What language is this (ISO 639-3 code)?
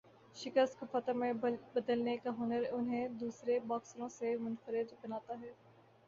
urd